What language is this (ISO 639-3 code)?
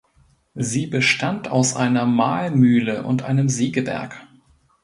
deu